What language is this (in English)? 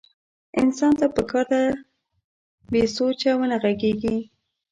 Pashto